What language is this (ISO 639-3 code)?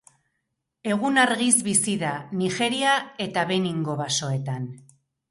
eus